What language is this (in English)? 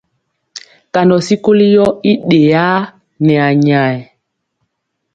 Mpiemo